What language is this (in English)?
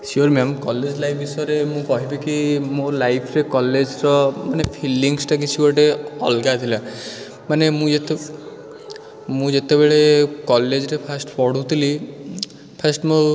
Odia